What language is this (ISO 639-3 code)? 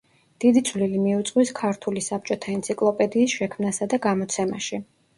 kat